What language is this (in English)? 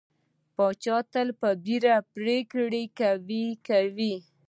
Pashto